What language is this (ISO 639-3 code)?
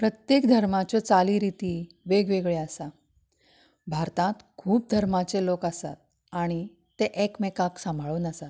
kok